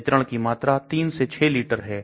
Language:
Hindi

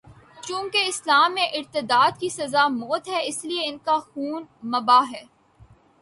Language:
Urdu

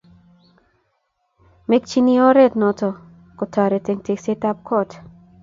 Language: Kalenjin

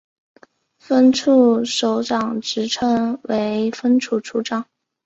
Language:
Chinese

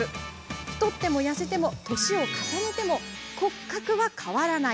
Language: Japanese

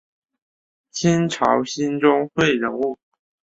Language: Chinese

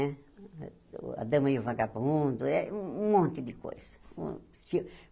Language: Portuguese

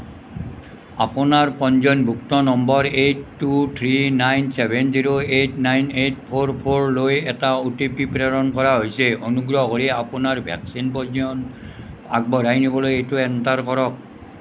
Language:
Assamese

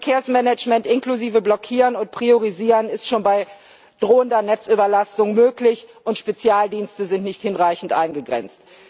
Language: German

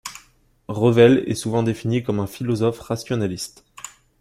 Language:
French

